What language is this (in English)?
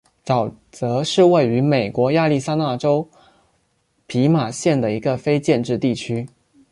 Chinese